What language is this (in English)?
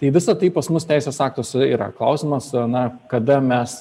Lithuanian